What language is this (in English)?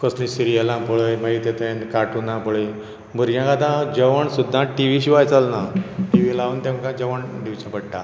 Konkani